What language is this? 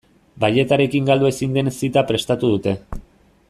Basque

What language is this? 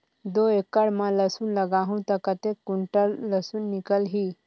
Chhattisgarhi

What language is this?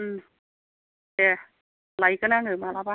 Bodo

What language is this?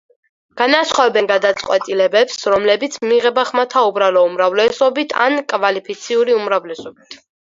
Georgian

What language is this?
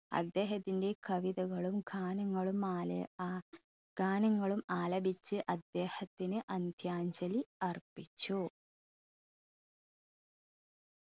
Malayalam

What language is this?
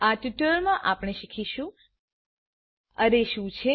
Gujarati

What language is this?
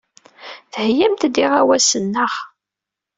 Kabyle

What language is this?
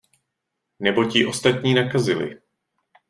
Czech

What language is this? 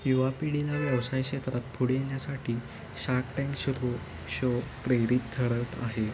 Marathi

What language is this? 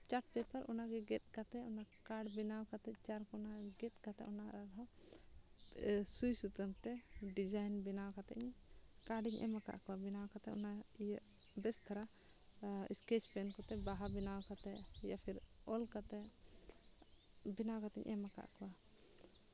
Santali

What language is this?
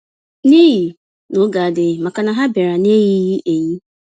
Igbo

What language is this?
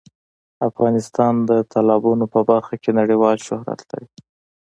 Pashto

